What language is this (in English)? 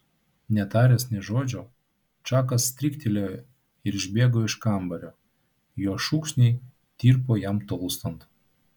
Lithuanian